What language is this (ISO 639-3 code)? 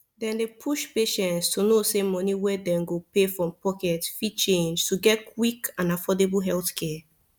pcm